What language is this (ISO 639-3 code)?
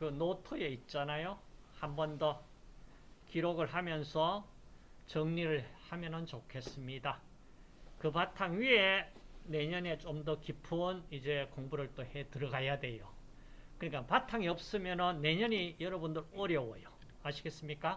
kor